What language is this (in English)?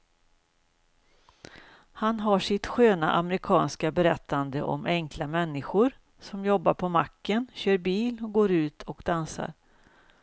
Swedish